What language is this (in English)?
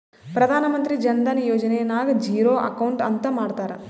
Kannada